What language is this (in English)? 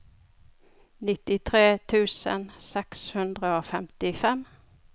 Norwegian